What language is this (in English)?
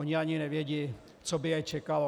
Czech